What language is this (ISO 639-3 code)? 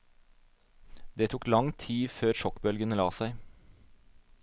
nor